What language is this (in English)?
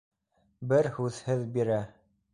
Bashkir